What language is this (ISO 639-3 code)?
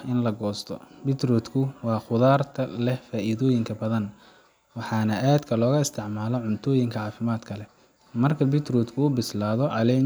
som